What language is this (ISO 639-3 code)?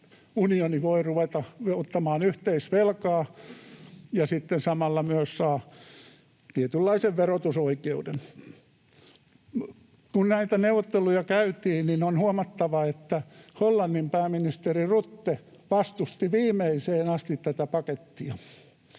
fin